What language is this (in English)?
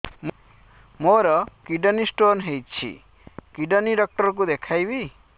Odia